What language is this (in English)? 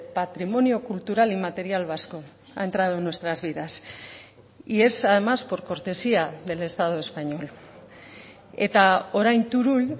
Spanish